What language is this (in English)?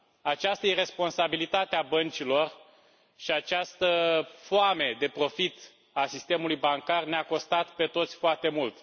Romanian